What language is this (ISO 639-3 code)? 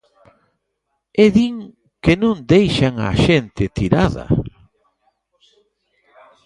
glg